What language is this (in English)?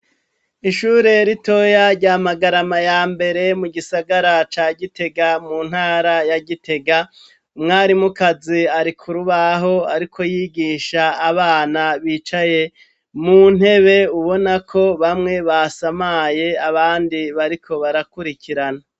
Rundi